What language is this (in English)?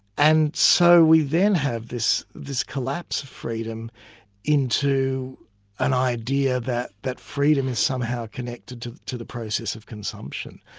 English